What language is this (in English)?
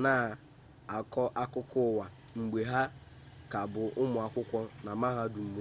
Igbo